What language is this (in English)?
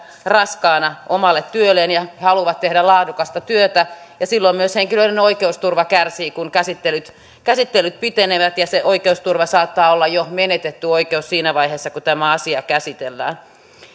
Finnish